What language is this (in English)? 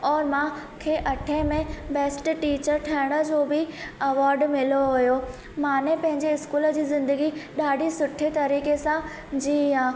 Sindhi